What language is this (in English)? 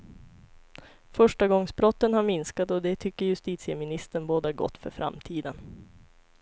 Swedish